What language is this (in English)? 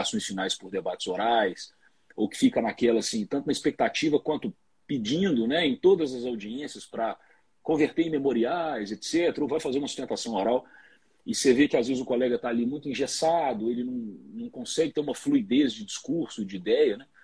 Portuguese